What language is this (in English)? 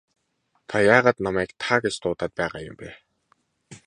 Mongolian